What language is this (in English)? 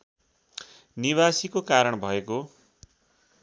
Nepali